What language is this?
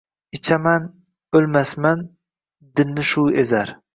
Uzbek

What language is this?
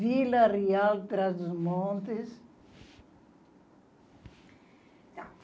Portuguese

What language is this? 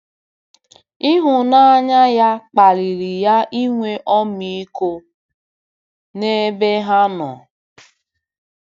Igbo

